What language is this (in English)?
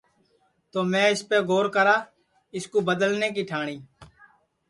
Sansi